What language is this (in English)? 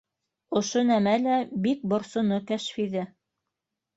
Bashkir